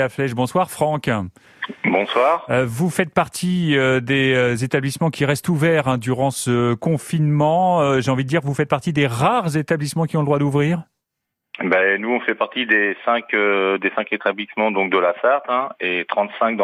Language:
French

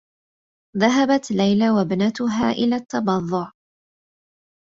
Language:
Arabic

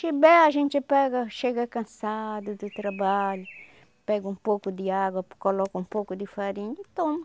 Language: Portuguese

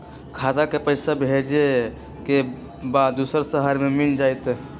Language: Magahi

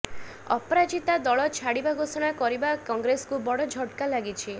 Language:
Odia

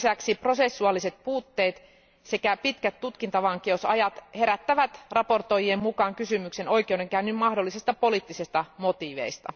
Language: Finnish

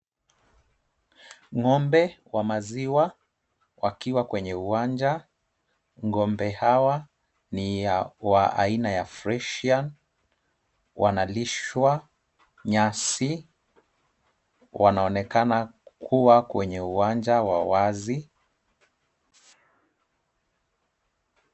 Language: Swahili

